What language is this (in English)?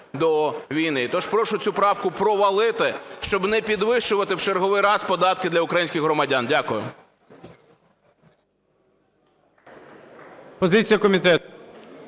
Ukrainian